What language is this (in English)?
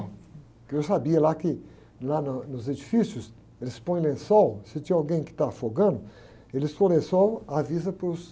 Portuguese